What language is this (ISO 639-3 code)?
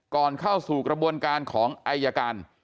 tha